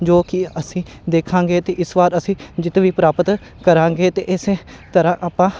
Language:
Punjabi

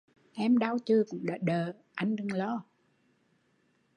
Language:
Vietnamese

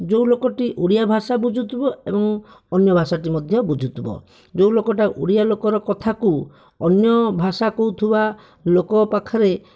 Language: Odia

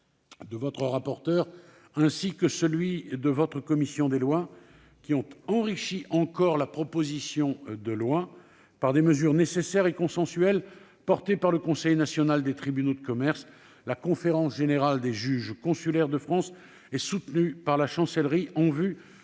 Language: French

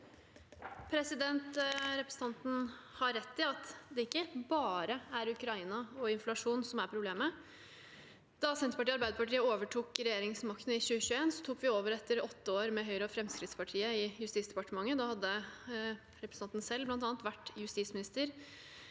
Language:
Norwegian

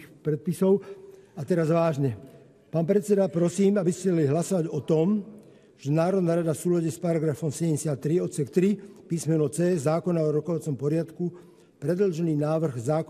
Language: Slovak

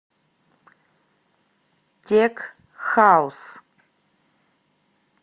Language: Russian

